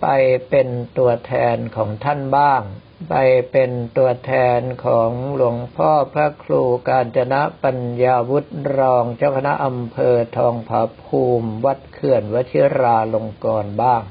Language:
Thai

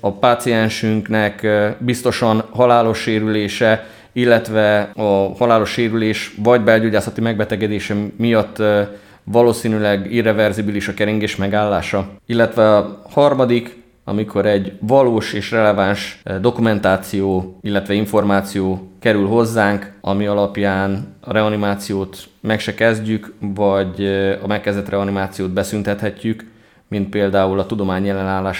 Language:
Hungarian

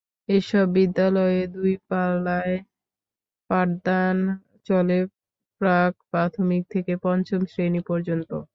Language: Bangla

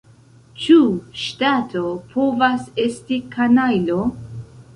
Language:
Esperanto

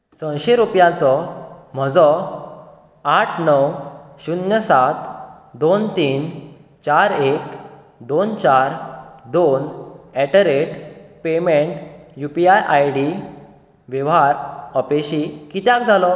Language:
Konkani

